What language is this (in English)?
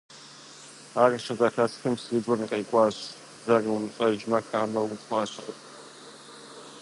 Kabardian